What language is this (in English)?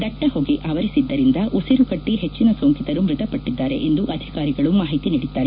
Kannada